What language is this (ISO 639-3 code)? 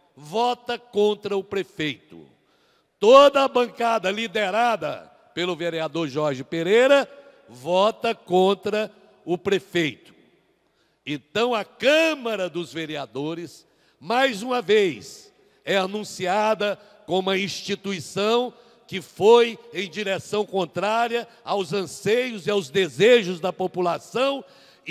por